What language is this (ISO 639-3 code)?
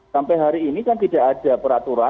ind